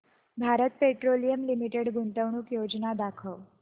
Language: Marathi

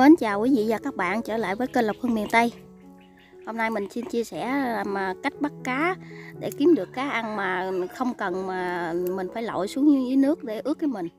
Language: Vietnamese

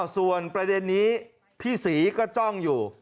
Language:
Thai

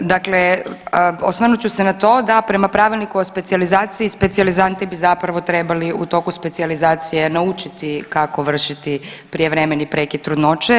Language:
Croatian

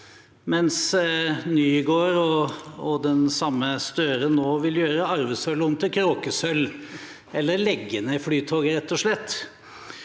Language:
Norwegian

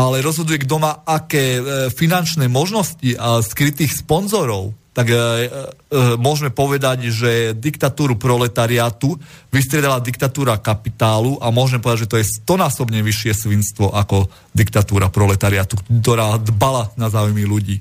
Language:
Slovak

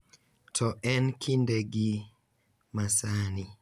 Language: Luo (Kenya and Tanzania)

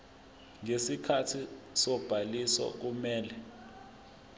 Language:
Zulu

